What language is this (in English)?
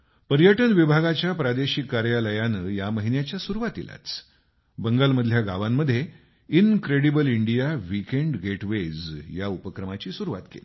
Marathi